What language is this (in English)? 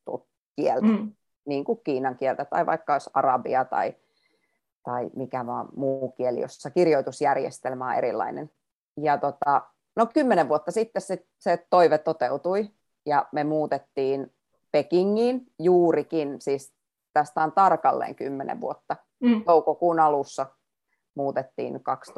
Finnish